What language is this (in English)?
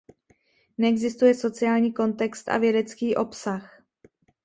Czech